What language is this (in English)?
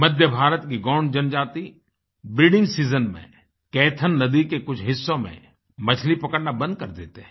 Hindi